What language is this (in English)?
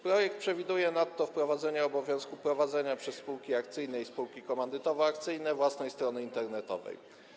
Polish